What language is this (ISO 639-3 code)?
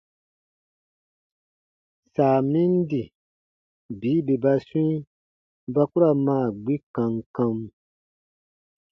bba